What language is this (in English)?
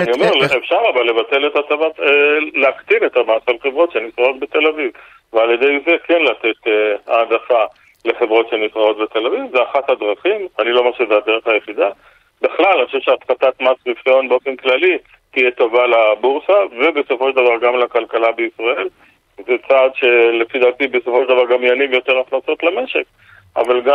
Hebrew